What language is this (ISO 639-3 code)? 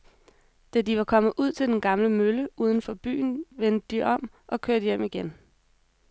dan